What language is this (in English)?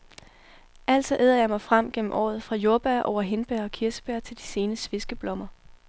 Danish